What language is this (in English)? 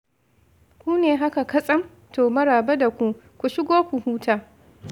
Hausa